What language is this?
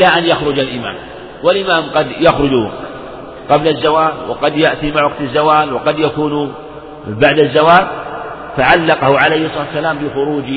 Arabic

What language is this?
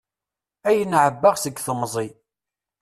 Kabyle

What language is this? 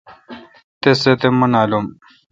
Kalkoti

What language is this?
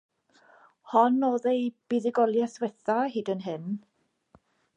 Welsh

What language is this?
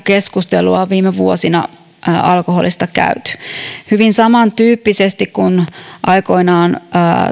Finnish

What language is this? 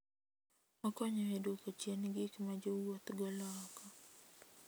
Luo (Kenya and Tanzania)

